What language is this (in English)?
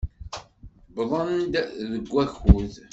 Kabyle